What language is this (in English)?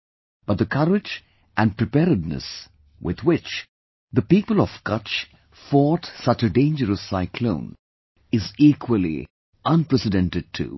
English